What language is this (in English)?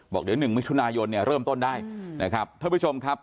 Thai